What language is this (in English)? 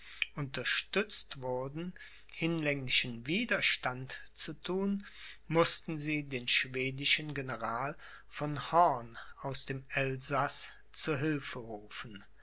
German